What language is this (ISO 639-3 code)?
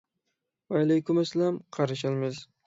uig